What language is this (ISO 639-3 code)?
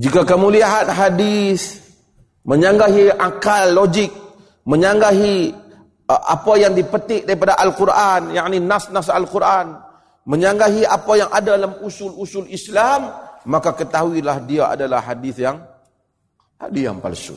msa